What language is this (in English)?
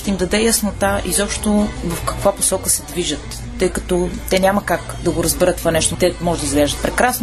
Bulgarian